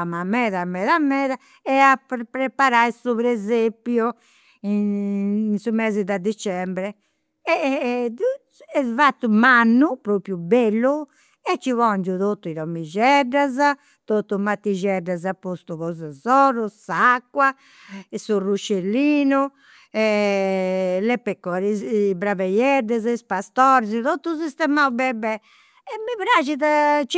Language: Campidanese Sardinian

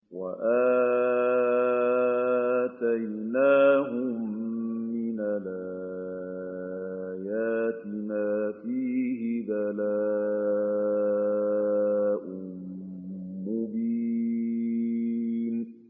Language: Arabic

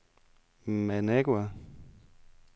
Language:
Danish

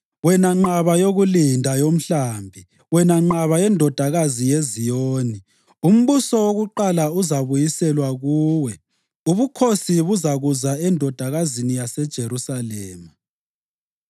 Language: North Ndebele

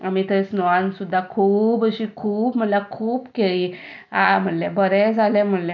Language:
Konkani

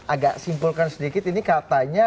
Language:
Indonesian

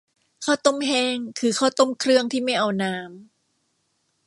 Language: Thai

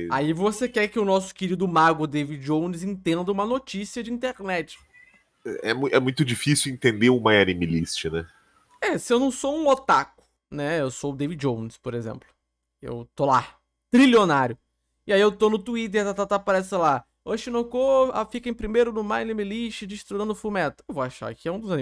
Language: Portuguese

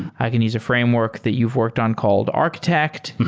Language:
English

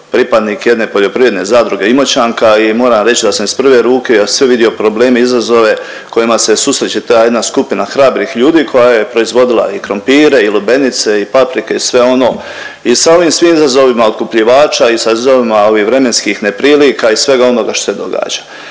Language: Croatian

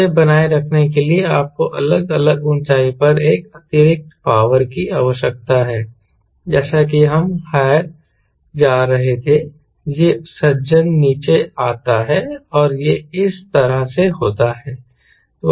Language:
Hindi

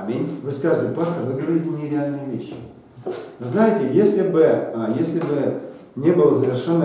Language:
Russian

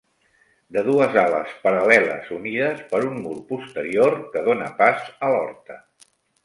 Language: Catalan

